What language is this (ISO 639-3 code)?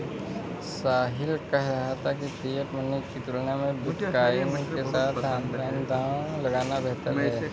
hin